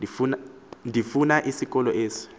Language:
Xhosa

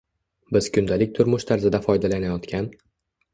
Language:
Uzbek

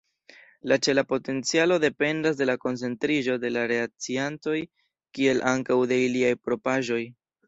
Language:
Esperanto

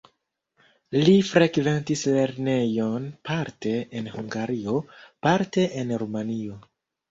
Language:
Esperanto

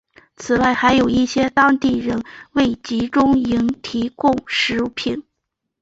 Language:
Chinese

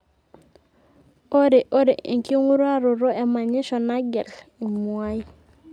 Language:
Masai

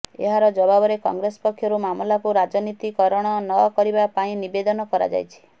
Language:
Odia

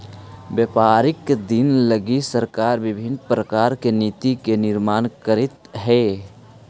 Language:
Magahi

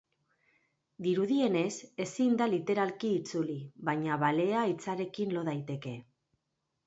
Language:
Basque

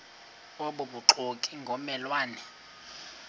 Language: Xhosa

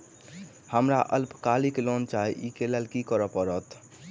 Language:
Maithili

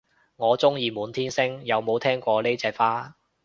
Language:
Cantonese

